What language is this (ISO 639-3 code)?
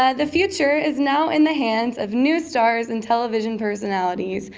eng